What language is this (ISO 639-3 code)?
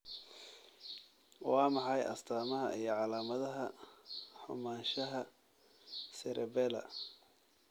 som